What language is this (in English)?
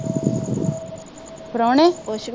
Punjabi